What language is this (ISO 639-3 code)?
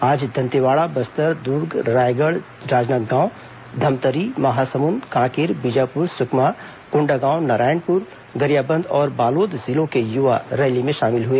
hin